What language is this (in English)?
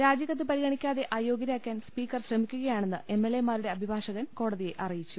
Malayalam